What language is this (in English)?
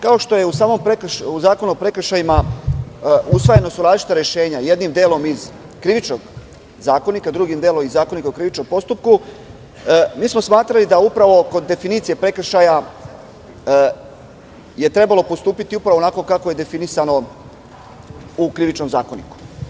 Serbian